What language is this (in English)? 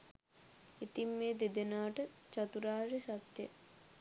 Sinhala